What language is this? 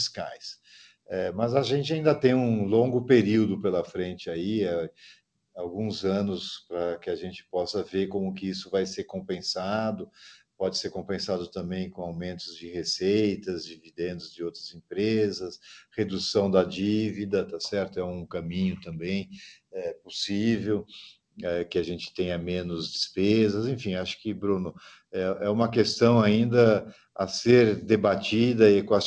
Portuguese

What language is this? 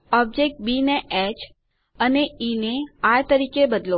Gujarati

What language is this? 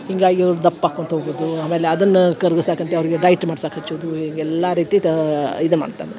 Kannada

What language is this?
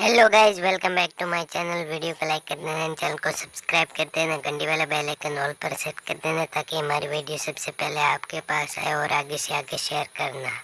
Hindi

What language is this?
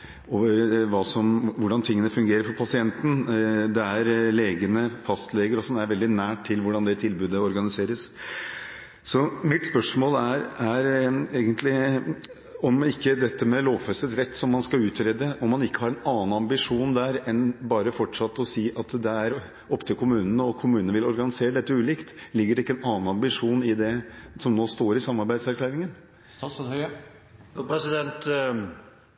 Norwegian Bokmål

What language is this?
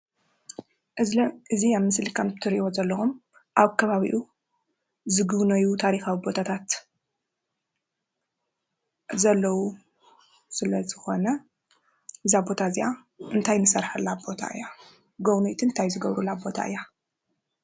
Tigrinya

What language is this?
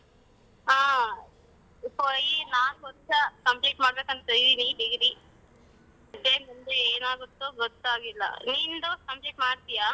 Kannada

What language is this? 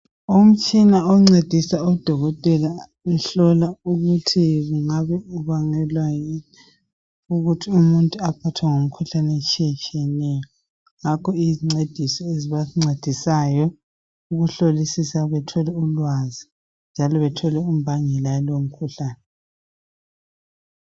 North Ndebele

